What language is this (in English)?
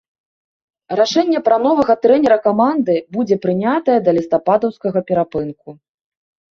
Belarusian